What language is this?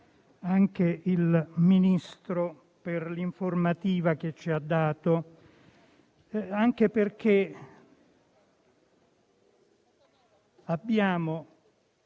Italian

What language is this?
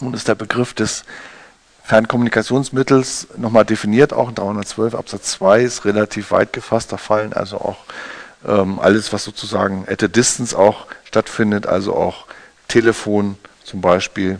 German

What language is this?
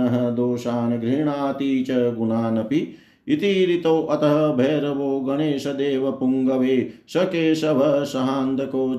Hindi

